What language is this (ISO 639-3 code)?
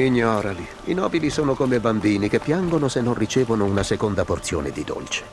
ita